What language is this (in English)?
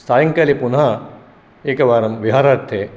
Sanskrit